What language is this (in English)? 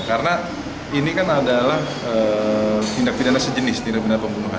Indonesian